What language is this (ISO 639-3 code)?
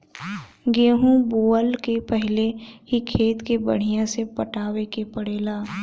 bho